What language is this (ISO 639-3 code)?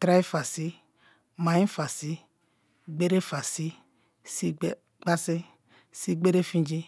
ijn